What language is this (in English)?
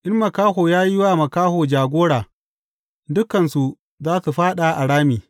Hausa